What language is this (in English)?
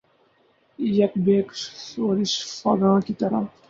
Urdu